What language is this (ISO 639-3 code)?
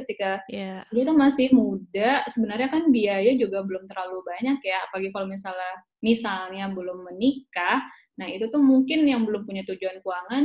ind